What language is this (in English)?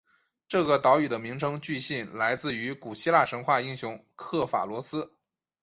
Chinese